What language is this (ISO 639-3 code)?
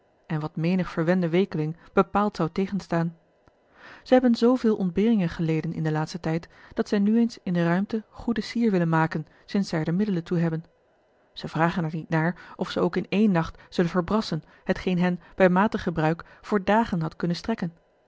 nld